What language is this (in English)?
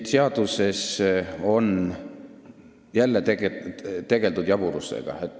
Estonian